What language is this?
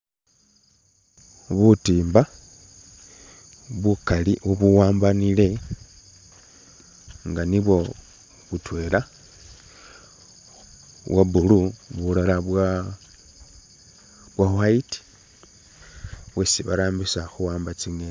Masaaba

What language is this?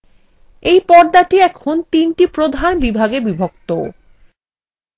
Bangla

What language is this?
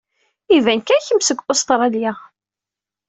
Kabyle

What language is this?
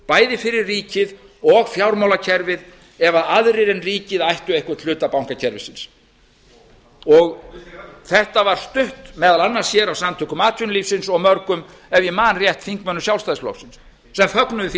Icelandic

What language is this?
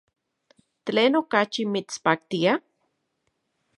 Central Puebla Nahuatl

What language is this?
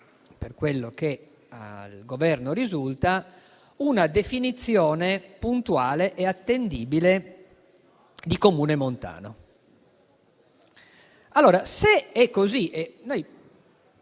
Italian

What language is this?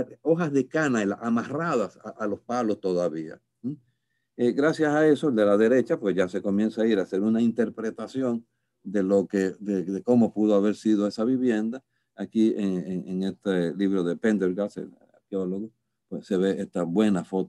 Spanish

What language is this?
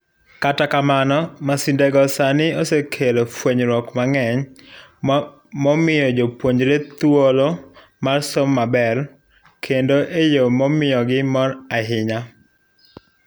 Luo (Kenya and Tanzania)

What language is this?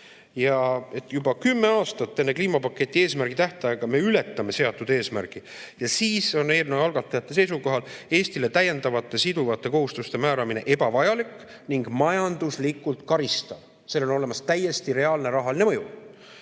Estonian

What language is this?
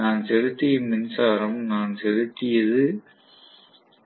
Tamil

